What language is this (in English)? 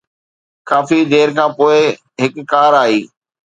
Sindhi